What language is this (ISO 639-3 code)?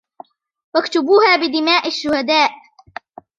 ara